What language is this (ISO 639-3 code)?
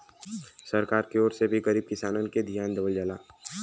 bho